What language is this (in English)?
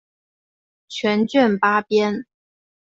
Chinese